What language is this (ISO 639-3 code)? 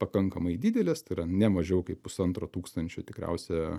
lit